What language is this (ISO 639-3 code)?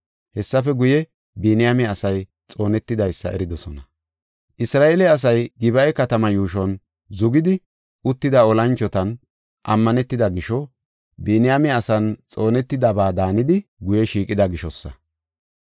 gof